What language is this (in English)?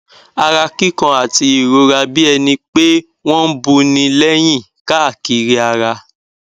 Yoruba